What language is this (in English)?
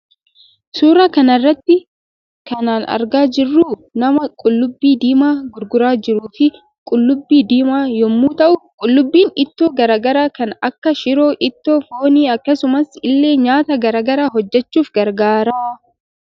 Oromo